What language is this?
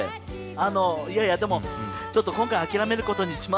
Japanese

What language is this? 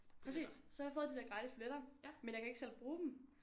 Danish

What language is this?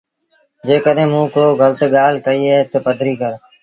Sindhi Bhil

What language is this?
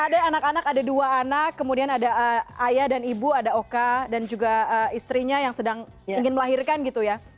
Indonesian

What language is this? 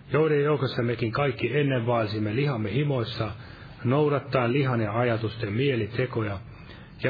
Finnish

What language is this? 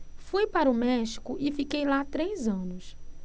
Portuguese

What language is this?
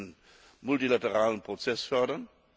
German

